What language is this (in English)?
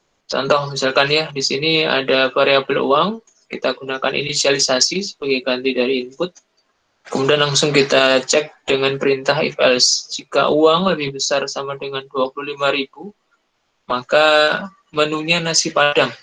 Indonesian